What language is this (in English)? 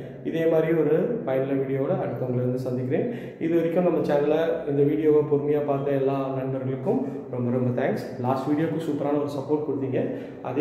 Romanian